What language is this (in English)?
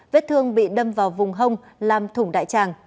Vietnamese